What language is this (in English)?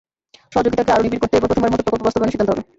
Bangla